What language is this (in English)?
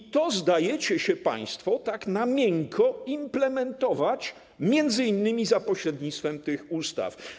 Polish